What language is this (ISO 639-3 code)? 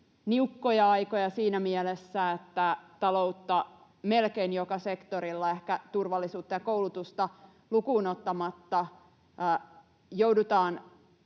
fin